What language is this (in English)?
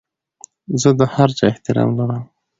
Pashto